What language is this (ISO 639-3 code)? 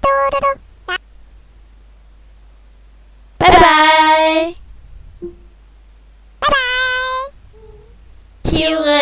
eng